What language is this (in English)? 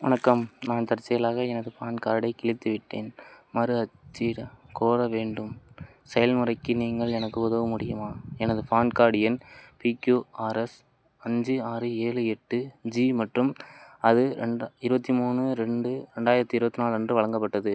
Tamil